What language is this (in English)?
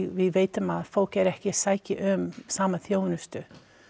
Icelandic